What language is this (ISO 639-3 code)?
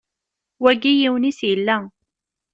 kab